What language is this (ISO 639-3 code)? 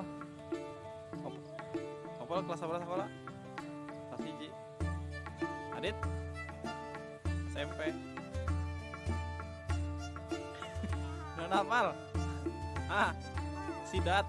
ind